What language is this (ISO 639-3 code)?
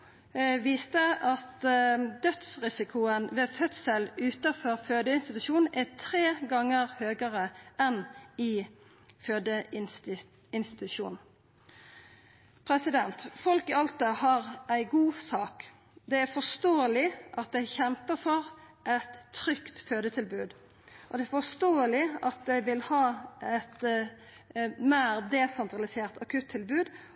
nno